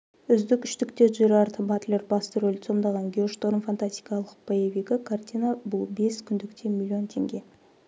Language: Kazakh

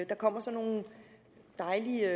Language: Danish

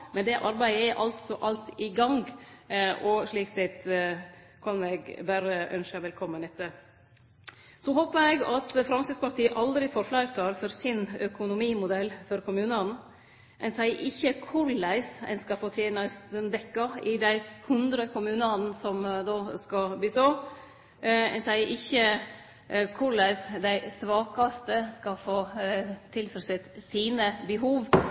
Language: Norwegian Nynorsk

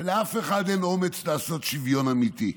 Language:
Hebrew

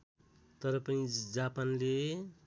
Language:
Nepali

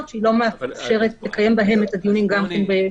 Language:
Hebrew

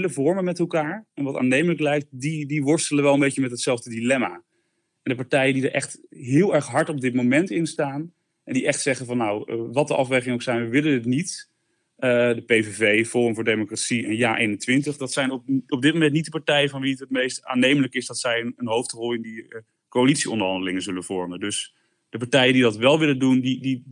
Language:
Dutch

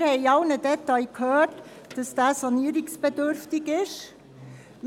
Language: Swiss German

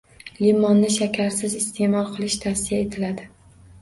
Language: Uzbek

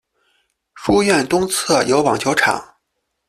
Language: Chinese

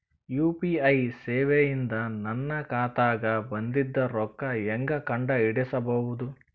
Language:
Kannada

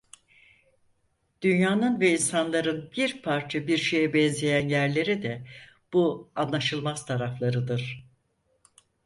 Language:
Turkish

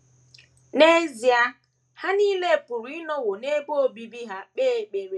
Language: Igbo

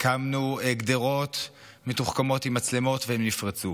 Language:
Hebrew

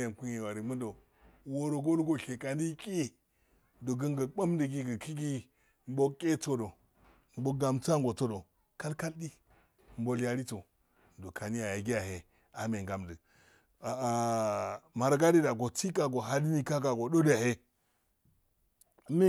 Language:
Afade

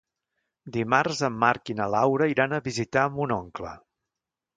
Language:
Catalan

